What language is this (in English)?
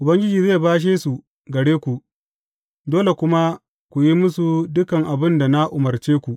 Hausa